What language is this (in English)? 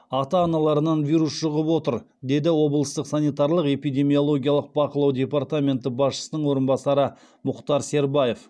Kazakh